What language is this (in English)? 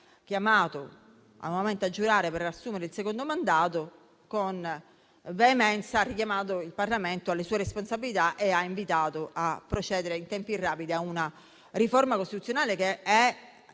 Italian